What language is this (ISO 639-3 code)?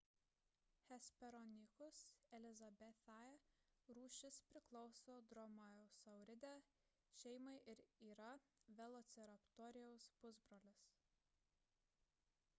lit